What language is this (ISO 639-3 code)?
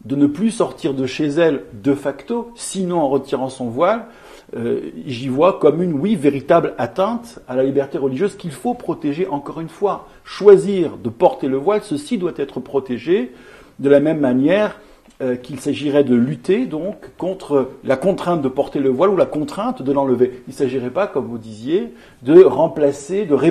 fra